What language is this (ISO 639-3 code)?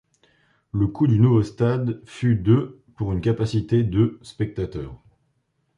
fra